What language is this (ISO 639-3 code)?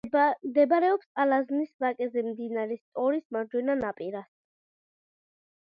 kat